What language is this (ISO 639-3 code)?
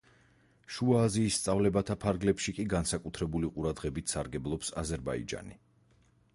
kat